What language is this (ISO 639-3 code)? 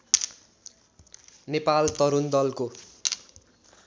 nep